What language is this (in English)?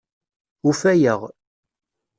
Kabyle